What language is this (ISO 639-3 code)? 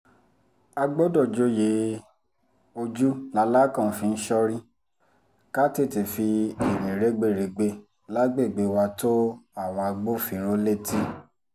yor